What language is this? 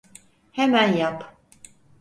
Turkish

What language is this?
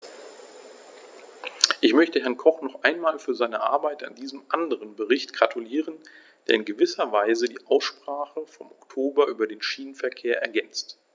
German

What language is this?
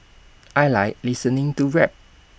English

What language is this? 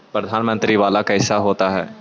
Magahi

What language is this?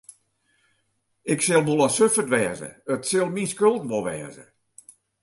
Western Frisian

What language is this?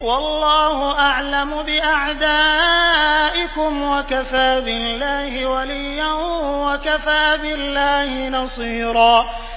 Arabic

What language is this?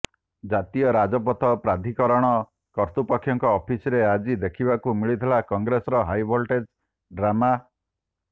Odia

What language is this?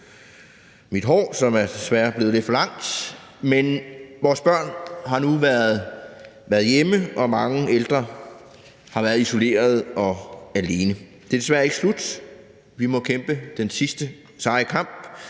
Danish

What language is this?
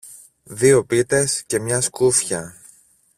Greek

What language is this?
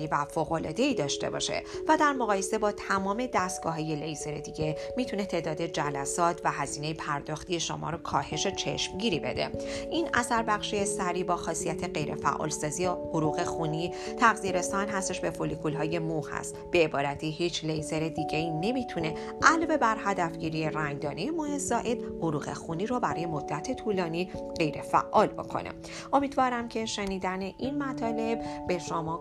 Persian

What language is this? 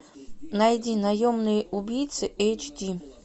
Russian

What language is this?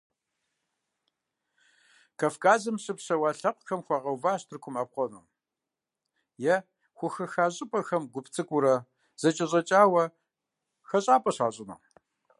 Kabardian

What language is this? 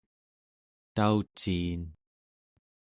Central Yupik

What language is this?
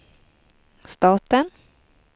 Swedish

